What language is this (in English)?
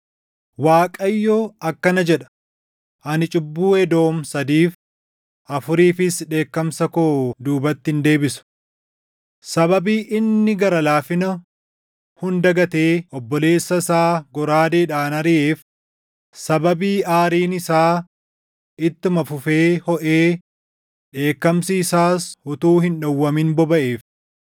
Oromo